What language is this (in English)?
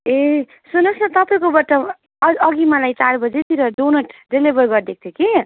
Nepali